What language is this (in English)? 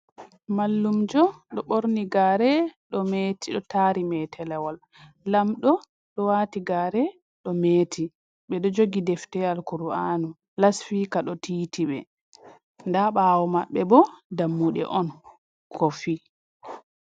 Fula